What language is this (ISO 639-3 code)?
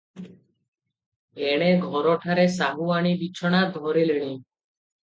ori